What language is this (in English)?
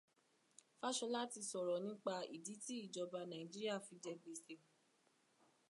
Yoruba